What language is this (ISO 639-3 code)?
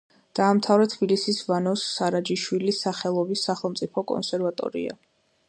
kat